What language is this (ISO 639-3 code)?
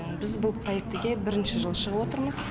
kaz